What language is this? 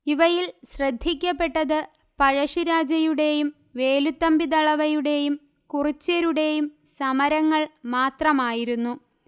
Malayalam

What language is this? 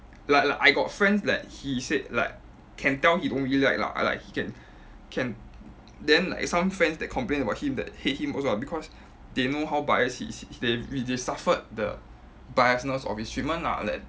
English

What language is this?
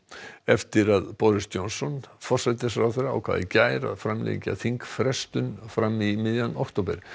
Icelandic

